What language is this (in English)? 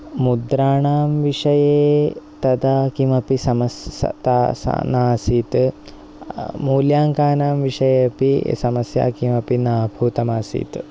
Sanskrit